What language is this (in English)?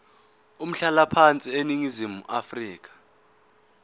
Zulu